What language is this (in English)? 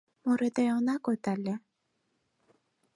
Mari